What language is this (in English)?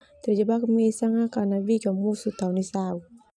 Termanu